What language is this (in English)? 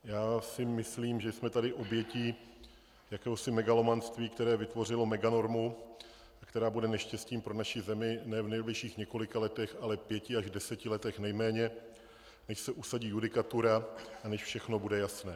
Czech